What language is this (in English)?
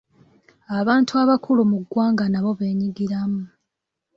Ganda